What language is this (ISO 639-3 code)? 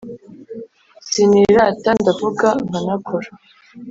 kin